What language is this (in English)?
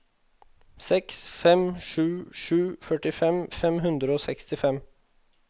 Norwegian